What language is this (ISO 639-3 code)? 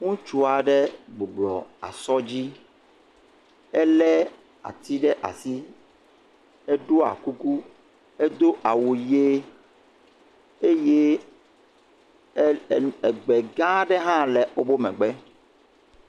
ewe